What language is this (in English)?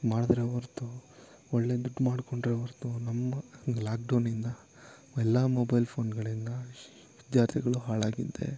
Kannada